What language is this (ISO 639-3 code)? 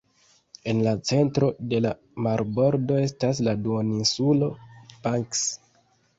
epo